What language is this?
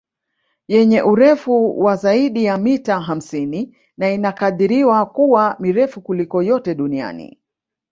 Swahili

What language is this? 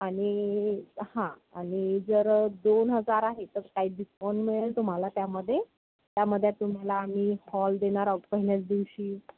Marathi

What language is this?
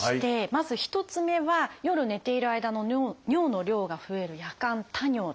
Japanese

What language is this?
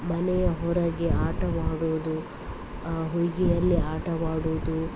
Kannada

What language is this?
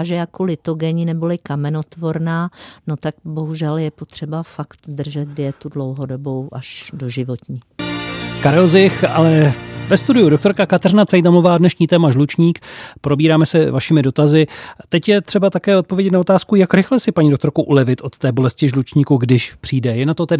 Czech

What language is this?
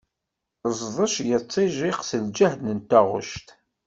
Kabyle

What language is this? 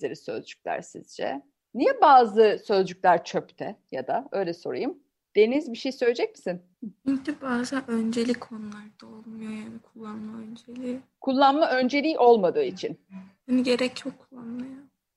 Turkish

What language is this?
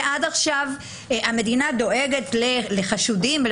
Hebrew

